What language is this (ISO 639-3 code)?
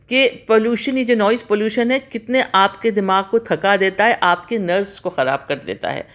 urd